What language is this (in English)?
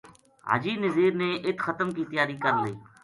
Gujari